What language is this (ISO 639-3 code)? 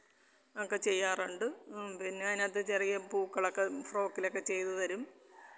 mal